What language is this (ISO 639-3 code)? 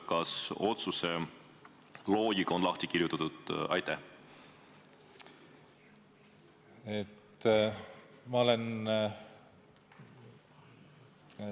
est